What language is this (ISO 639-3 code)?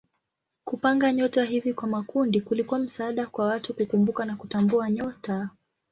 swa